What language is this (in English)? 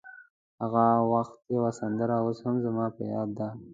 Pashto